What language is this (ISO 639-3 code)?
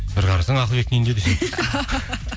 kaz